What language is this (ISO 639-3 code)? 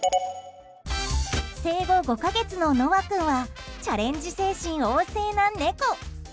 jpn